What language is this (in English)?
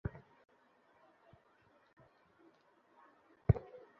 Bangla